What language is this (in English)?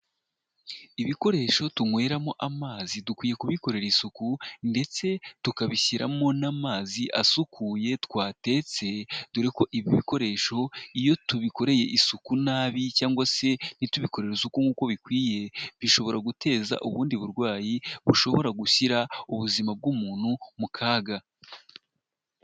Kinyarwanda